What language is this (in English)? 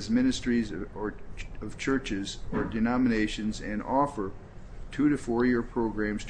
English